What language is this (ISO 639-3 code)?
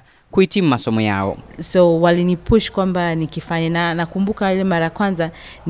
swa